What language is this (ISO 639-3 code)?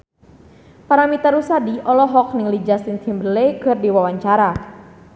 sun